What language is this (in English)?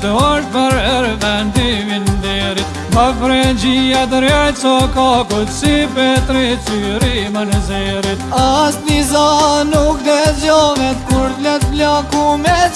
Turkish